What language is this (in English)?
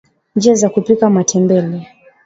Swahili